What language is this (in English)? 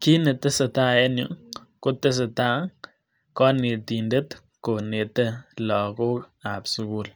Kalenjin